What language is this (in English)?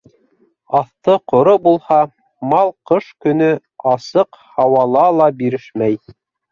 Bashkir